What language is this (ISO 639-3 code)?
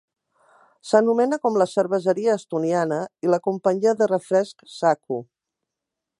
cat